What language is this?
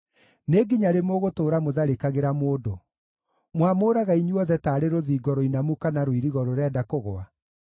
Kikuyu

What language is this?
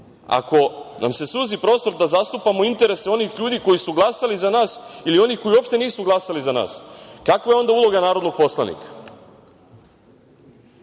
Serbian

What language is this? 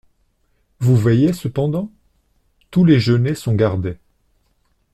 French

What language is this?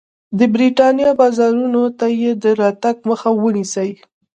Pashto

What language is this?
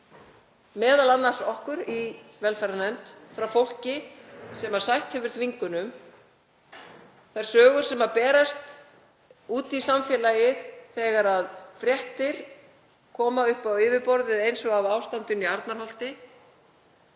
Icelandic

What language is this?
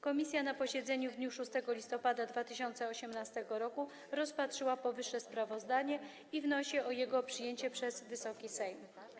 Polish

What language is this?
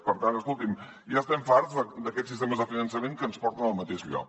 Catalan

